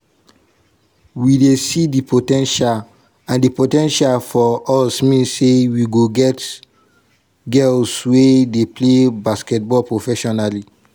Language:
Nigerian Pidgin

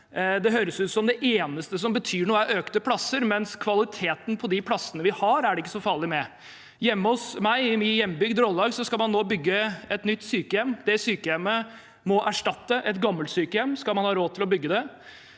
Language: Norwegian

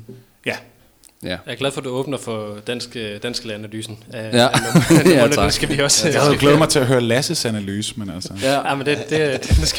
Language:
Danish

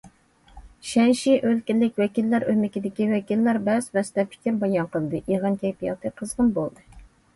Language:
Uyghur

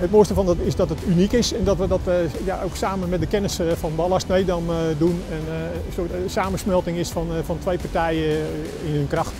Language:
Dutch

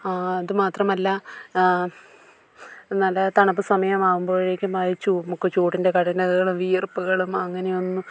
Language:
Malayalam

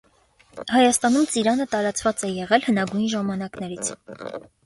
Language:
Armenian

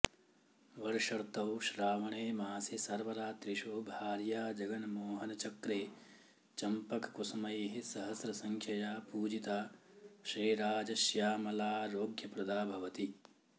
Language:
Sanskrit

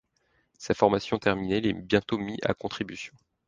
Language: French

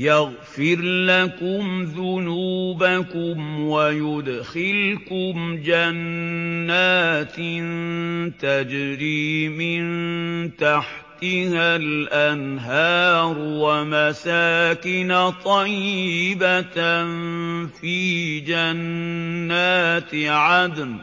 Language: Arabic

